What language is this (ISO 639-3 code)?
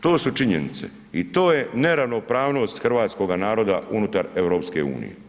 hrv